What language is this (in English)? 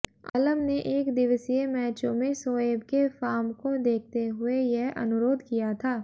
Hindi